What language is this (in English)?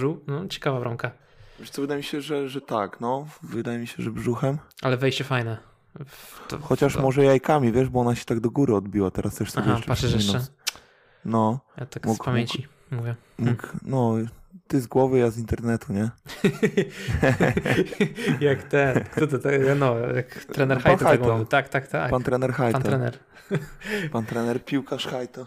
Polish